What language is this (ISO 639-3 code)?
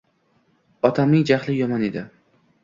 uzb